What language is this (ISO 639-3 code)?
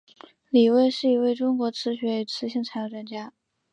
zho